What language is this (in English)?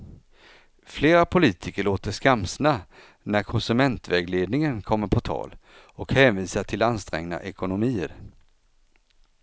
Swedish